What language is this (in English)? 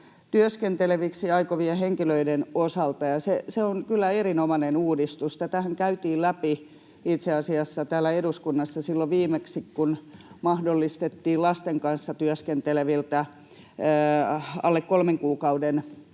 Finnish